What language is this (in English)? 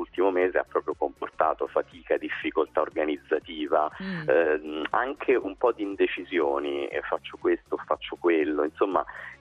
Italian